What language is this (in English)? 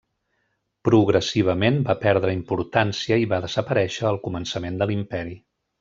Catalan